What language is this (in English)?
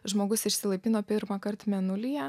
Lithuanian